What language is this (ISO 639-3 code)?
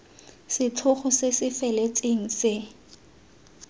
tsn